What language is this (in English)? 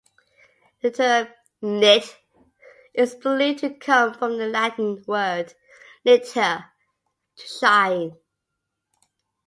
English